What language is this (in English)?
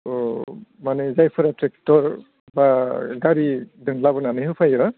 Bodo